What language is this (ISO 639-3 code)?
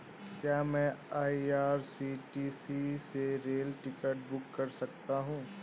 hin